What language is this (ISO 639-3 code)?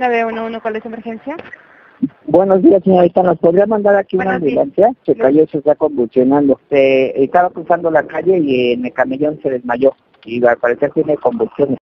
spa